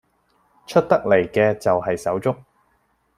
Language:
Cantonese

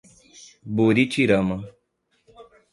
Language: Portuguese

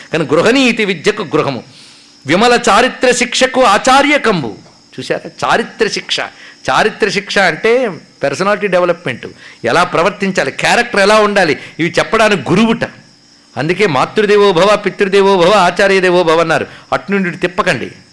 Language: Telugu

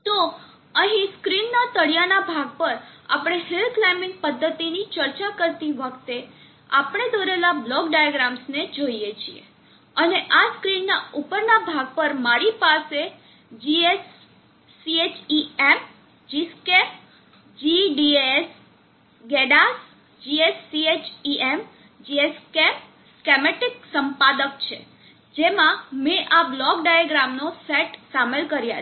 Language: Gujarati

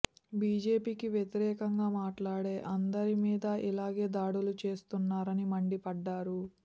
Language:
Telugu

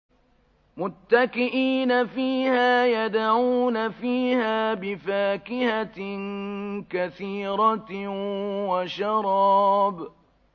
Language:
Arabic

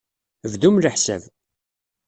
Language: Kabyle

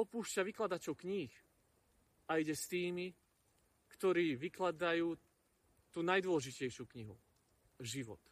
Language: Slovak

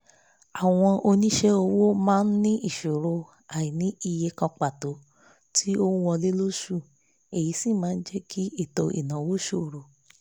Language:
Yoruba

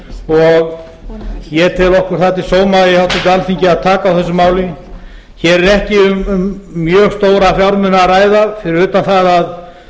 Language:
Icelandic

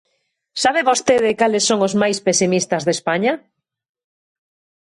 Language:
Galician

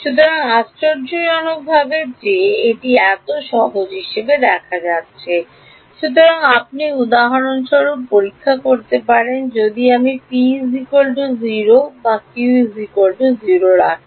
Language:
Bangla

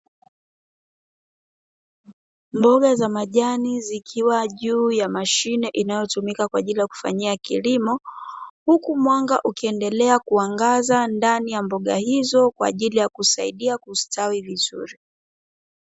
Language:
Swahili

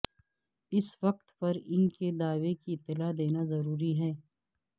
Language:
Urdu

